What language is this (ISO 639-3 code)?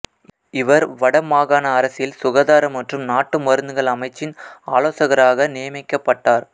tam